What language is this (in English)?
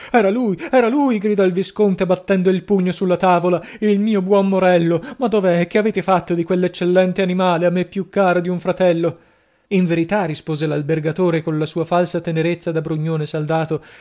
Italian